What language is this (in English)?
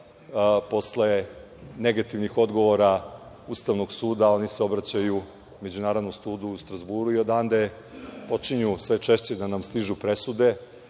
Serbian